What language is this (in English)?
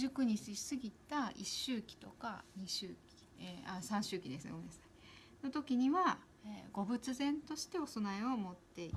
Japanese